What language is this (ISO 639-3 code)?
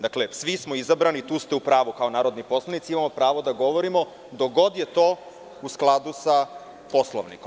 srp